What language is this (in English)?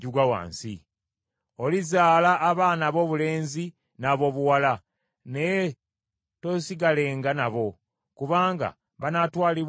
Ganda